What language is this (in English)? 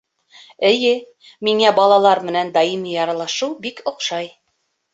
Bashkir